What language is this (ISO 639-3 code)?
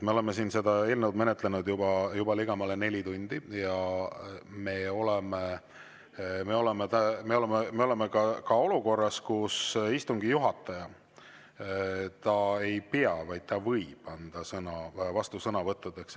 est